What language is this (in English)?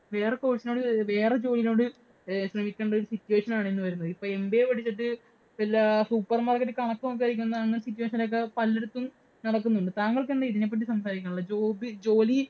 Malayalam